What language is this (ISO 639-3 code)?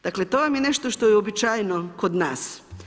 hrv